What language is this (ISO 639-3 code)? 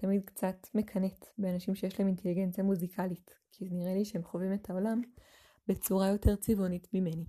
heb